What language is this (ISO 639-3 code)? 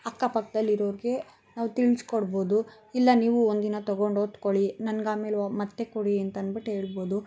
kan